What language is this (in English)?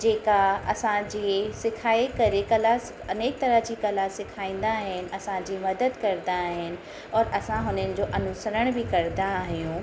Sindhi